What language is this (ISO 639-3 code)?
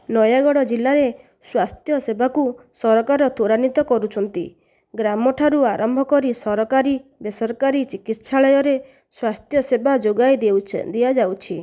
ori